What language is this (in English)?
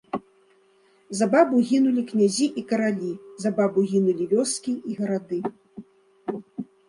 Belarusian